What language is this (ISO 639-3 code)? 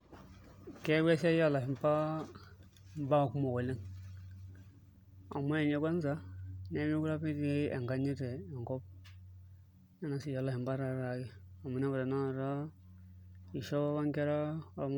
mas